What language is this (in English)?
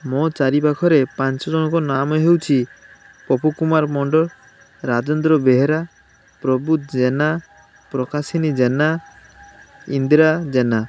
Odia